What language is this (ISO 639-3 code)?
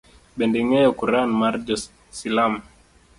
luo